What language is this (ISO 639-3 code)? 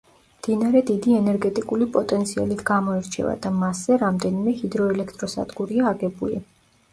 kat